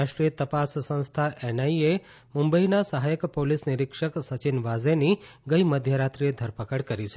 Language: Gujarati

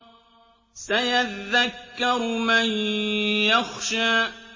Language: Arabic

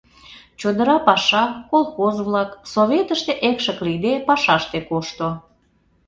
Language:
Mari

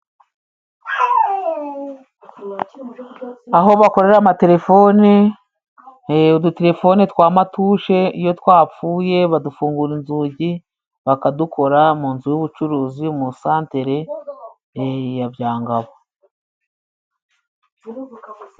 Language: Kinyarwanda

